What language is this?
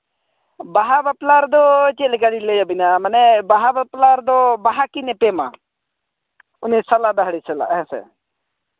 Santali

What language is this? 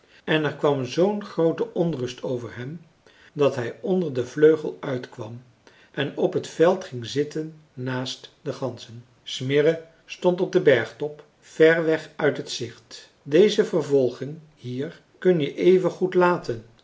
Dutch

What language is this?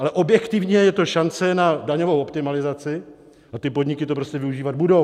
Czech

